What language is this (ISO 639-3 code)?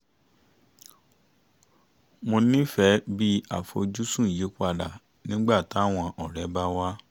yor